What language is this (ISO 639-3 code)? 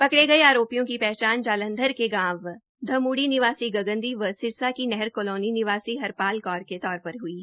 hin